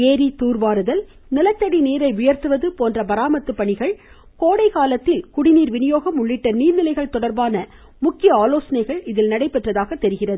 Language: Tamil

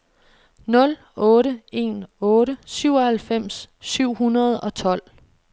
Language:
Danish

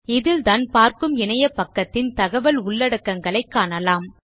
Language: Tamil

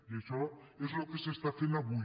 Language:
Catalan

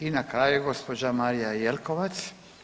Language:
Croatian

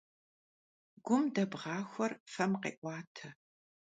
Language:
Kabardian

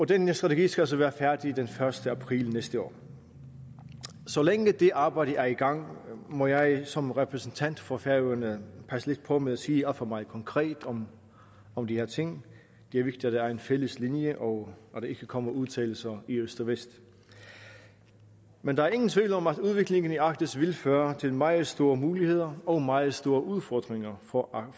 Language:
Danish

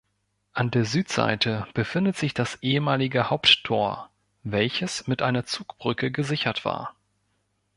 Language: German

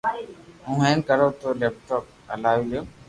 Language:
Loarki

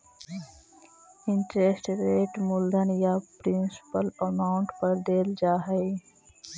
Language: Magahi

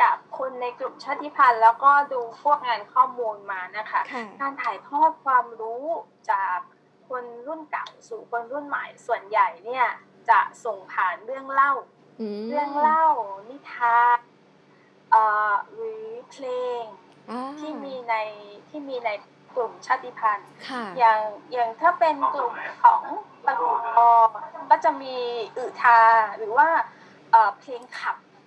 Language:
Thai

